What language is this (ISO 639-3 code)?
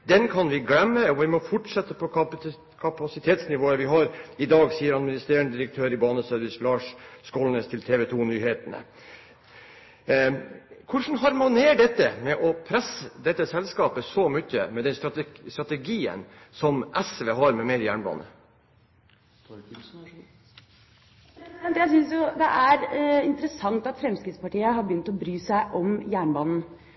nob